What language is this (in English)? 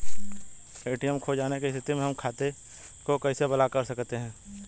Bhojpuri